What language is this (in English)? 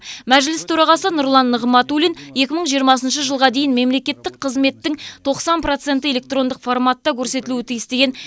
Kazakh